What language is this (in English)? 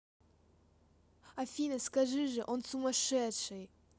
Russian